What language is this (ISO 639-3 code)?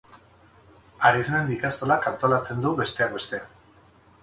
eus